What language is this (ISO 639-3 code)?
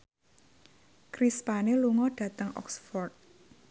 jav